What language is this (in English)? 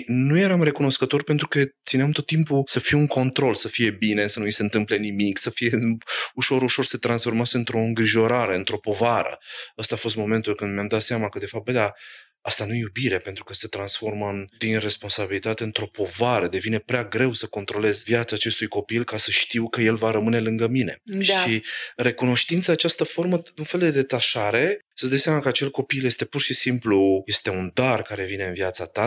Romanian